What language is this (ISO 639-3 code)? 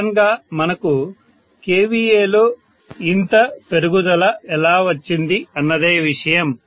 tel